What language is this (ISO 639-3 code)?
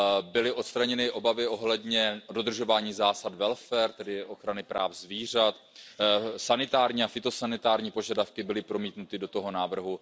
ces